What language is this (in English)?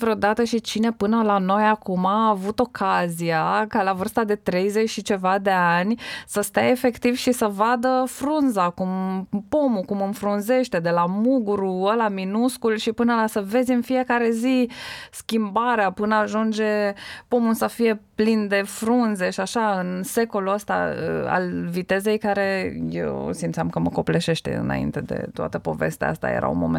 Romanian